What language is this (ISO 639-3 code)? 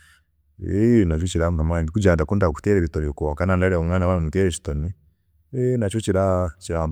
cgg